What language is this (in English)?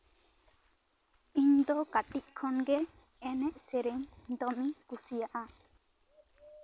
Santali